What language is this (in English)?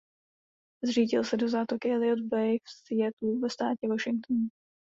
Czech